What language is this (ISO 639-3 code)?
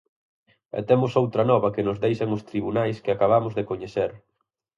glg